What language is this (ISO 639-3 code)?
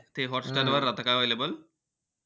mar